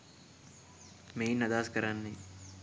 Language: Sinhala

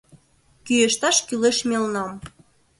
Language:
Mari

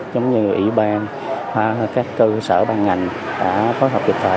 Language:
Vietnamese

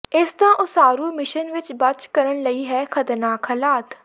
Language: Punjabi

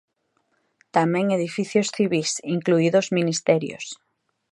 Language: Galician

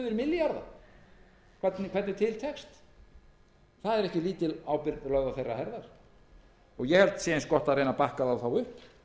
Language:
Icelandic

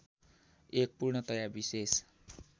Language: Nepali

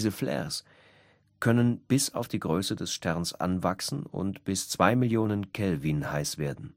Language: German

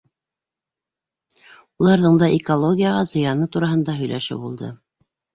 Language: Bashkir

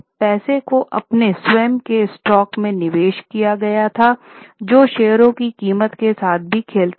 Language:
Hindi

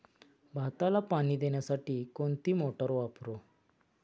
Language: Marathi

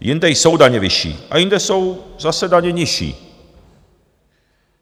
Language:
Czech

